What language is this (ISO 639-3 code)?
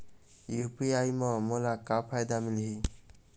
hne